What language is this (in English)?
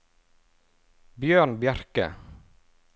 Norwegian